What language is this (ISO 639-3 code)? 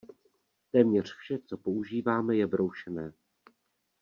ces